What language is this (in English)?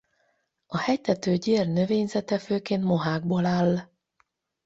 Hungarian